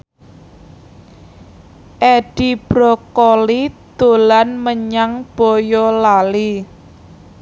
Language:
Javanese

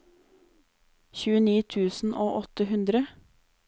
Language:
Norwegian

